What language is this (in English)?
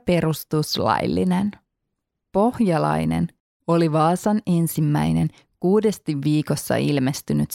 Finnish